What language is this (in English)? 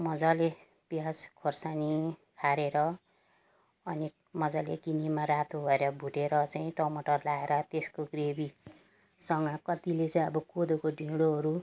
Nepali